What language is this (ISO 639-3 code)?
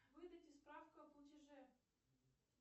rus